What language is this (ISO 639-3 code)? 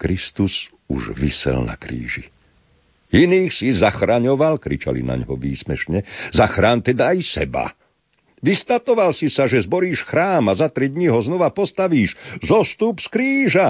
slk